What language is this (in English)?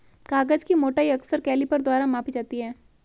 Hindi